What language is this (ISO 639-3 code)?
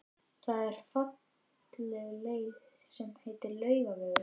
isl